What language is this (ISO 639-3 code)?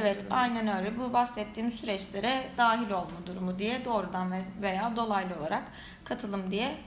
tur